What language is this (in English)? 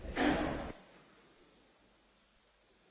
Spanish